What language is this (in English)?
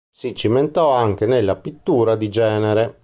Italian